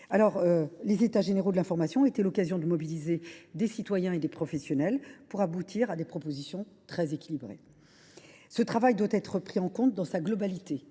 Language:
French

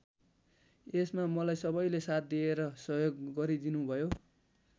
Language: Nepali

